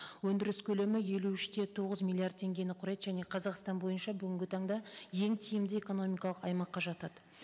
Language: Kazakh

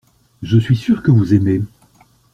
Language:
French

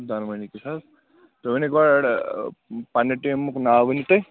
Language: Kashmiri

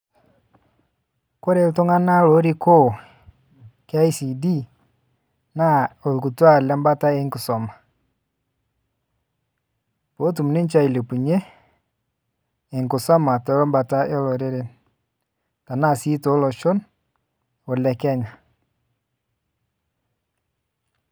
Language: Masai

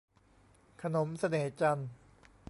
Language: Thai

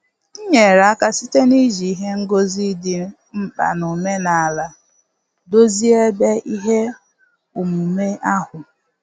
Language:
Igbo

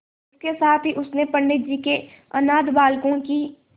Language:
Hindi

